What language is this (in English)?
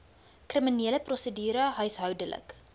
Afrikaans